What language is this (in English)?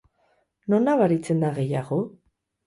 Basque